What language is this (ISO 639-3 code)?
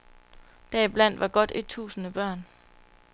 dan